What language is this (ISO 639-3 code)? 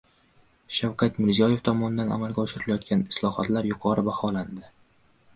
uzb